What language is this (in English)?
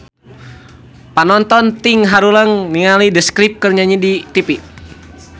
Sundanese